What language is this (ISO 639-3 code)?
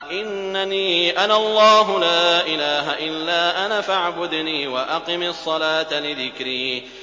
ara